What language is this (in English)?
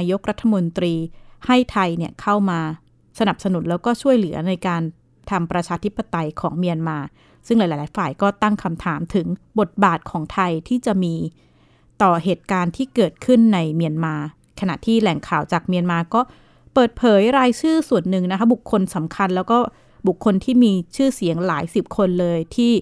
Thai